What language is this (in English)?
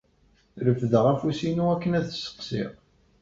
Kabyle